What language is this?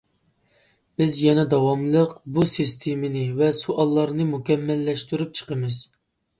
Uyghur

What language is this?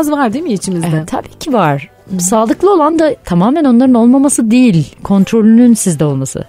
Turkish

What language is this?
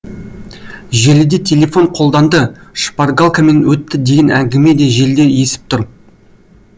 Kazakh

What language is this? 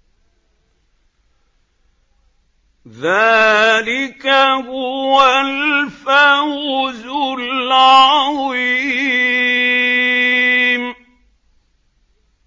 Arabic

